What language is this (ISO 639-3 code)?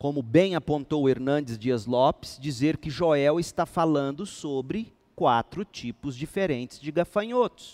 por